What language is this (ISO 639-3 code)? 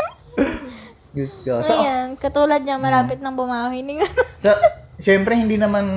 fil